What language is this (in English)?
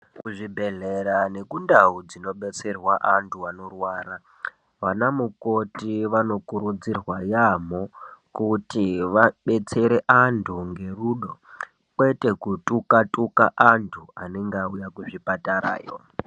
Ndau